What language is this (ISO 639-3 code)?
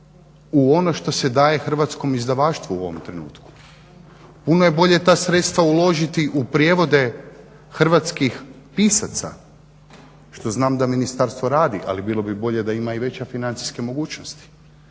hrv